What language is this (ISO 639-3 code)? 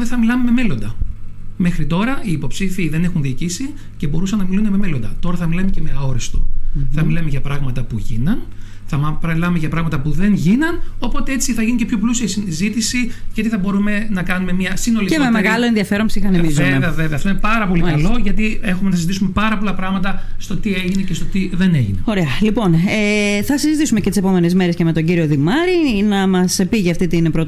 ell